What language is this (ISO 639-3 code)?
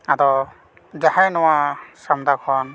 sat